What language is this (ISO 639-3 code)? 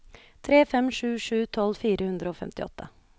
nor